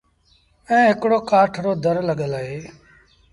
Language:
Sindhi Bhil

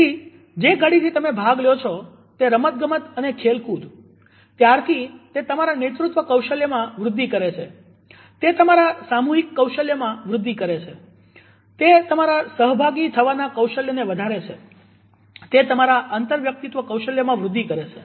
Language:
Gujarati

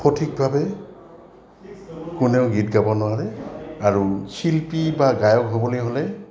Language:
Assamese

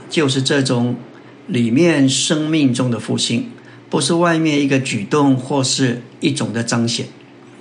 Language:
Chinese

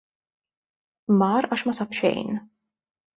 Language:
Maltese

